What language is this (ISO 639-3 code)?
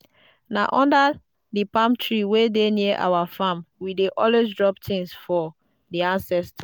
pcm